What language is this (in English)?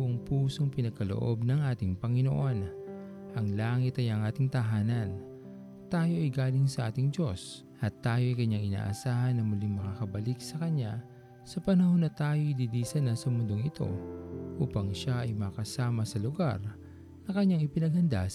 Filipino